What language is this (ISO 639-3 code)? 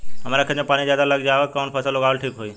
bho